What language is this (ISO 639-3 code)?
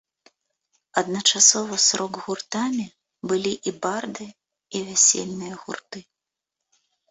bel